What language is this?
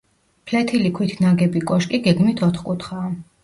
Georgian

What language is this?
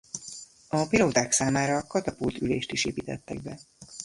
Hungarian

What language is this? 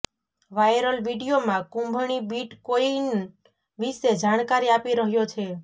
Gujarati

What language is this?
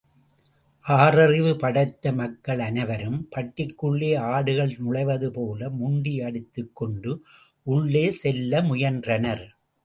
Tamil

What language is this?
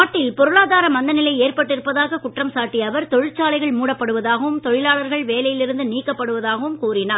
Tamil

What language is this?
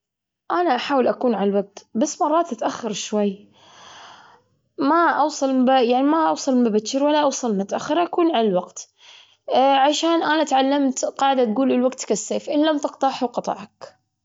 Gulf Arabic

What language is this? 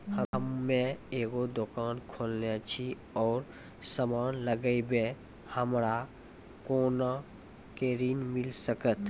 Maithili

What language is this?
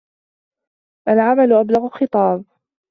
Arabic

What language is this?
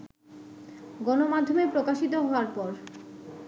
Bangla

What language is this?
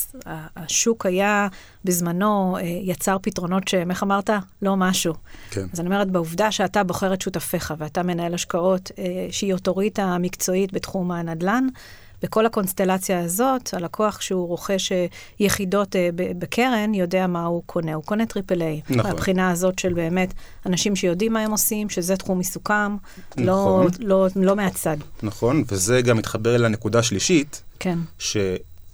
Hebrew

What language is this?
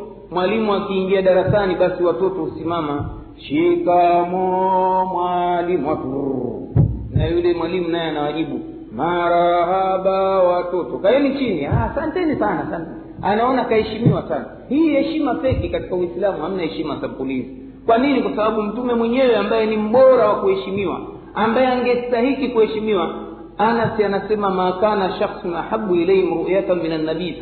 Swahili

